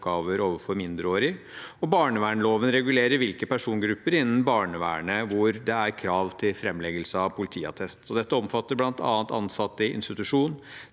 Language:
Norwegian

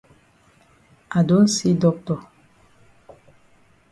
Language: Cameroon Pidgin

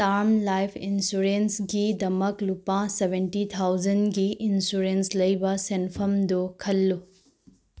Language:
Manipuri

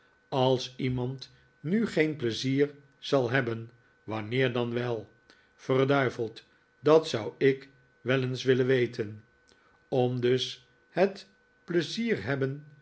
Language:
Dutch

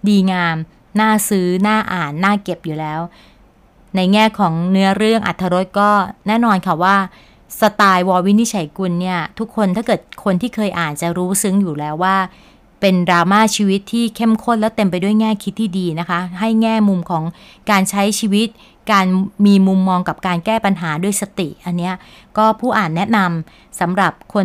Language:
Thai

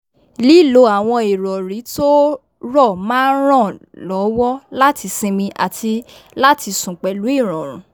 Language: Yoruba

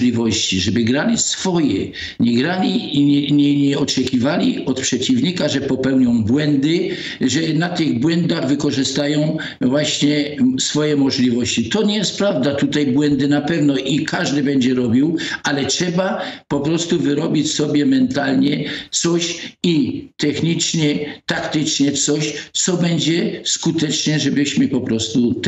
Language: Polish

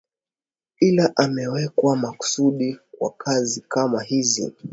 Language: Swahili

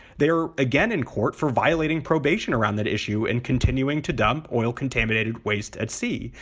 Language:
English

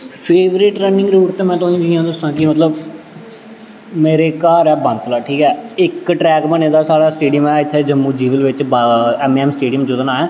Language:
Dogri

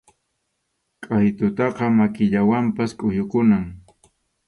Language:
Arequipa-La Unión Quechua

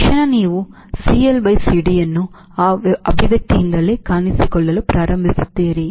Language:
Kannada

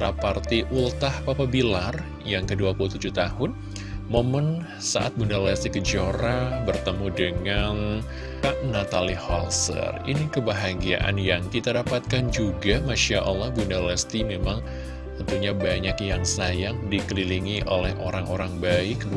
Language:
Indonesian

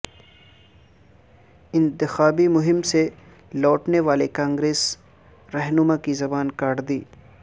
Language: Urdu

